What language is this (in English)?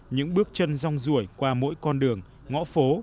Vietnamese